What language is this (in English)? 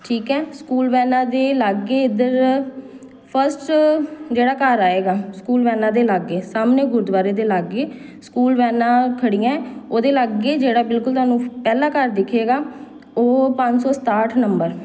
Punjabi